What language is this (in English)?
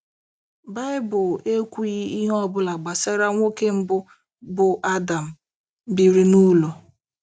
Igbo